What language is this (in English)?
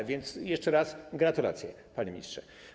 Polish